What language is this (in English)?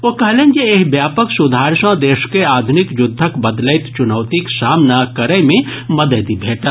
Maithili